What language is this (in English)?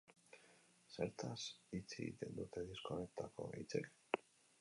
Basque